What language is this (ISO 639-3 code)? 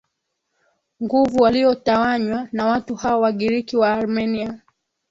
swa